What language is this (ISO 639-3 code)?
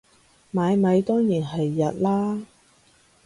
yue